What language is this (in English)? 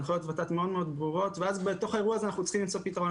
Hebrew